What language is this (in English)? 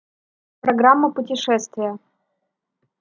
Russian